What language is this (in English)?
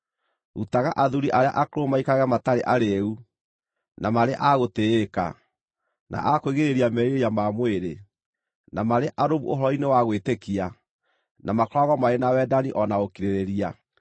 Kikuyu